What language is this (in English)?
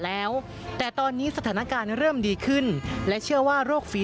Thai